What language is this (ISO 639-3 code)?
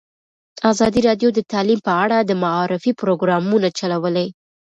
pus